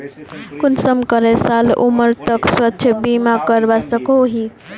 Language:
Magahi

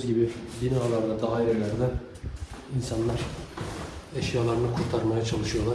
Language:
Turkish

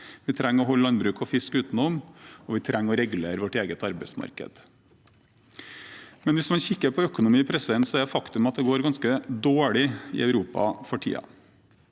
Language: Norwegian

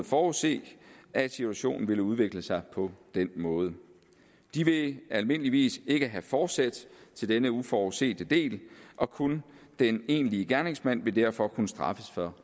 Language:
Danish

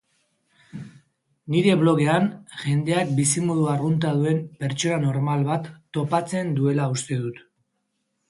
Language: Basque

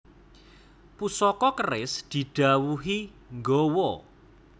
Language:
Javanese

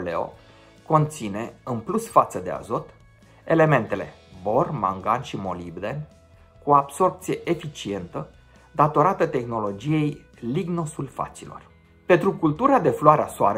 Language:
Romanian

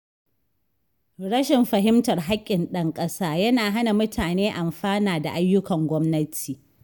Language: Hausa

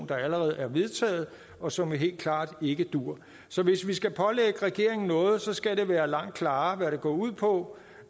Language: Danish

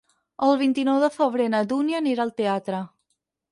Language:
Catalan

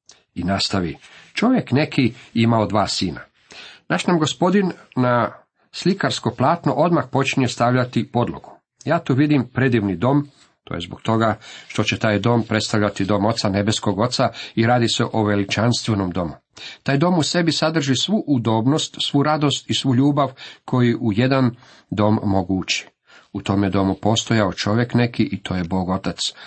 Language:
Croatian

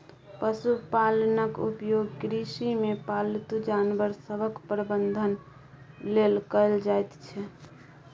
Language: Maithili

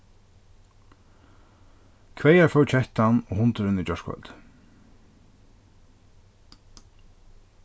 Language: Faroese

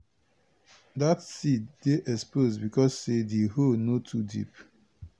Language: Nigerian Pidgin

